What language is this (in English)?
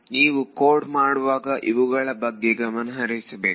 Kannada